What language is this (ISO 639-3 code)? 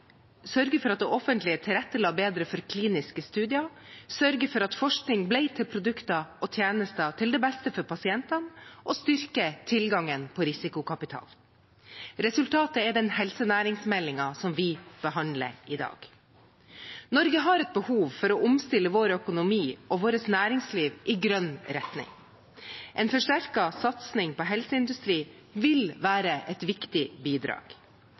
nob